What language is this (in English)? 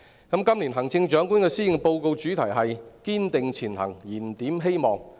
Cantonese